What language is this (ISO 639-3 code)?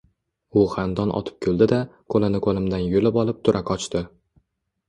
uzb